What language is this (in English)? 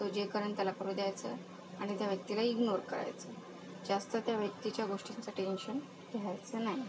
Marathi